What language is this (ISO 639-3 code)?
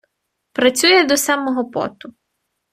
ukr